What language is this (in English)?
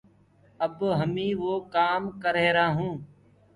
Gurgula